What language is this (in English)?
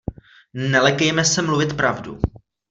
Czech